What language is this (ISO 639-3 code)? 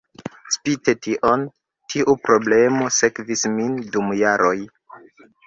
epo